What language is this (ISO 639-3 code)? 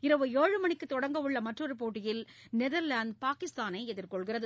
tam